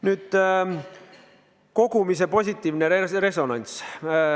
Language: Estonian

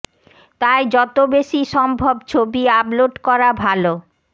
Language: Bangla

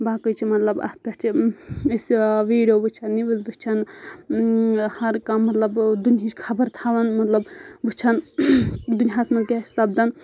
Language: Kashmiri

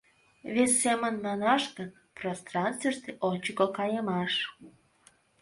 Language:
Mari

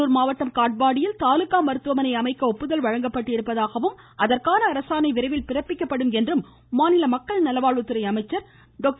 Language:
Tamil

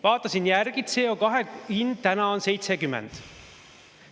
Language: Estonian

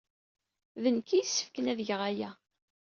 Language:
Kabyle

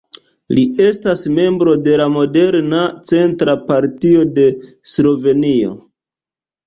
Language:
Esperanto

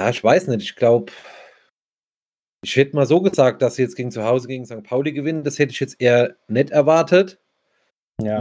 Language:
German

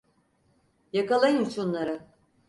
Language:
Turkish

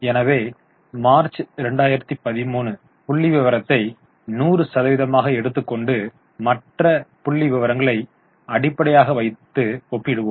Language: Tamil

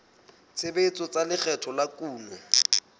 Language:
Southern Sotho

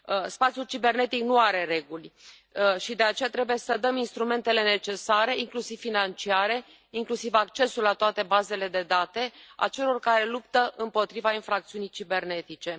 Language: Romanian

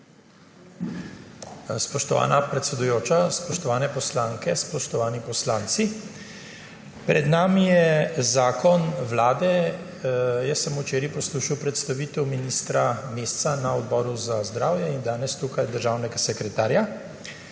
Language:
Slovenian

